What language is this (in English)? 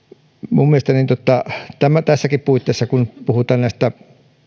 Finnish